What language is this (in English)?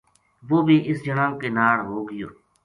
Gujari